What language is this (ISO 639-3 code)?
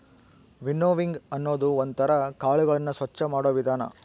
kan